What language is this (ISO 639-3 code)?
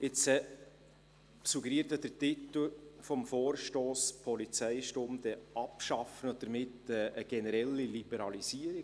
gsw